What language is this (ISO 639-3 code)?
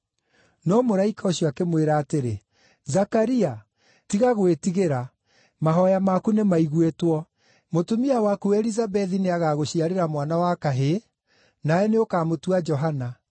kik